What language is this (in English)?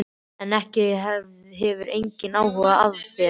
Icelandic